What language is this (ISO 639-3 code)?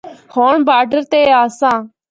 hno